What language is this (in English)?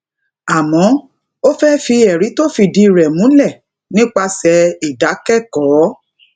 Yoruba